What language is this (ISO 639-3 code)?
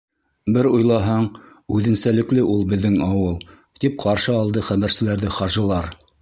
bak